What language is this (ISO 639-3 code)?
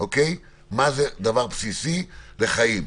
heb